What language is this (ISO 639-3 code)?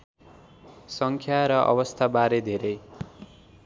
nep